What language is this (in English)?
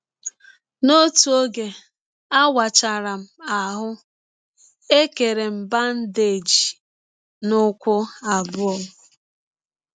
Igbo